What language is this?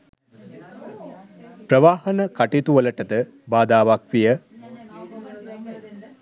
Sinhala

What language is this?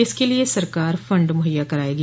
Hindi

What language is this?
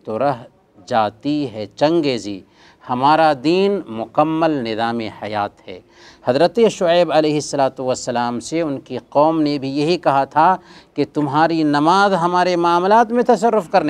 Arabic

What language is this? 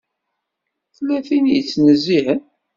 Kabyle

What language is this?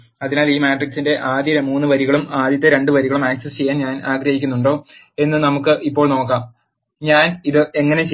Malayalam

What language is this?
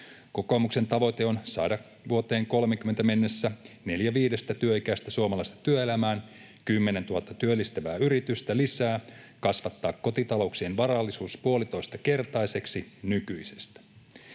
Finnish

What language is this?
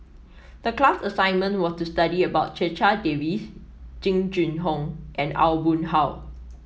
English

